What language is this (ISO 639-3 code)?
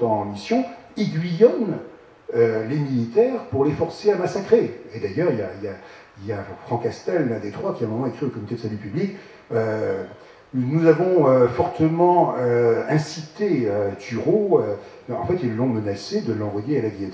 fra